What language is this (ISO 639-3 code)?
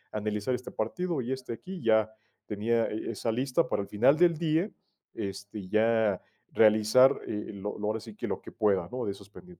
spa